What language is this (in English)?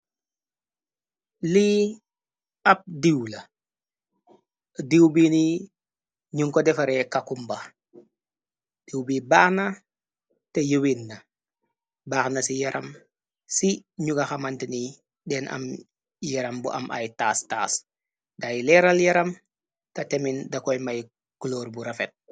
Wolof